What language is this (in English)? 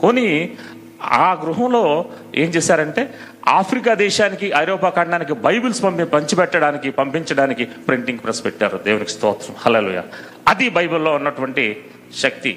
Telugu